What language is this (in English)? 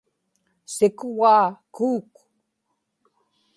Inupiaq